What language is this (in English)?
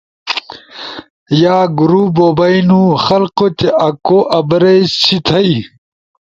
Ushojo